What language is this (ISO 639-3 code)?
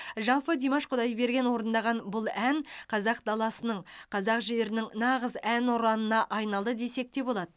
kaz